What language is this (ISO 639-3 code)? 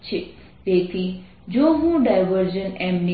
guj